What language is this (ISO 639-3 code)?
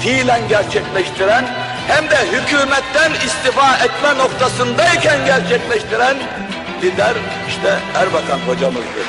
tur